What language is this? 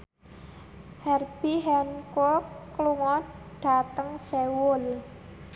Javanese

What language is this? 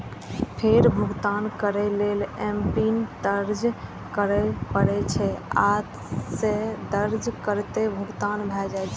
Maithili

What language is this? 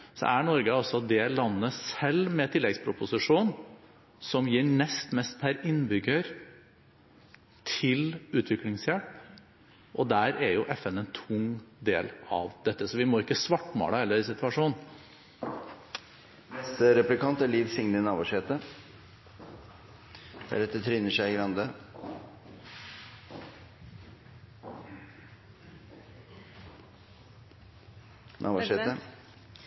Norwegian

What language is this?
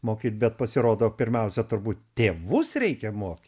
Lithuanian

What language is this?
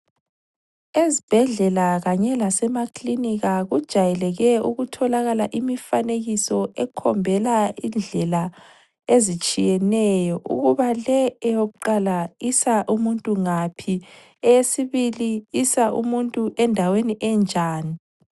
North Ndebele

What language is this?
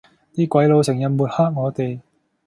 Cantonese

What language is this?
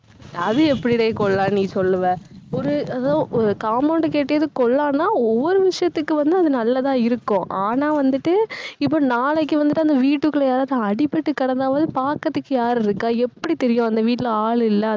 Tamil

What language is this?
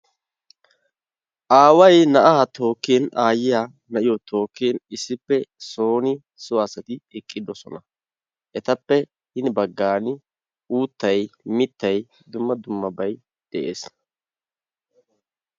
Wolaytta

